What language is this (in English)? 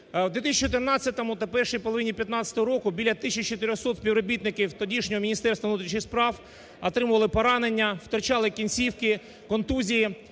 Ukrainian